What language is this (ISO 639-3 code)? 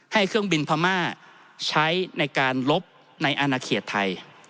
tha